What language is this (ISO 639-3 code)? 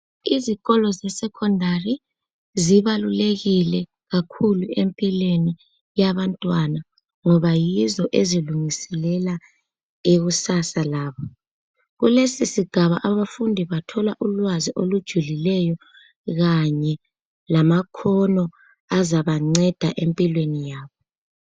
nde